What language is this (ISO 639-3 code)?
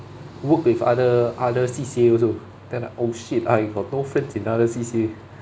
eng